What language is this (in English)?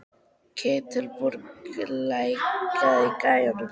Icelandic